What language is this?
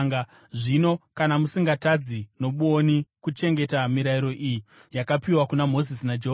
Shona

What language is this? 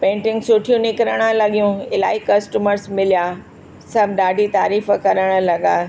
Sindhi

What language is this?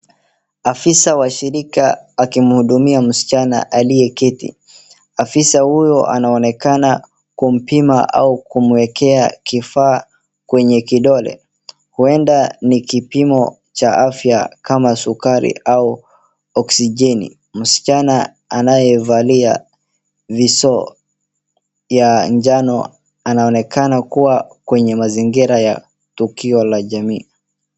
Swahili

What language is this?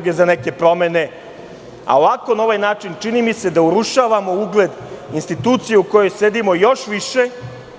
Serbian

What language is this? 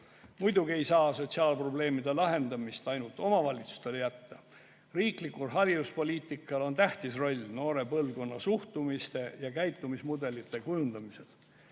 Estonian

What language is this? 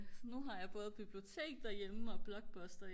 Danish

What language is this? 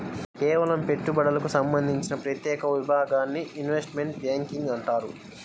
Telugu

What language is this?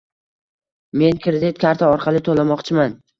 Uzbek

